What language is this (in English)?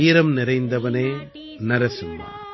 Tamil